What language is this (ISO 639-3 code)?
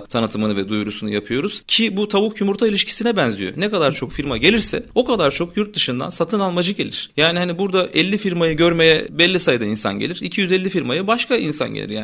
tur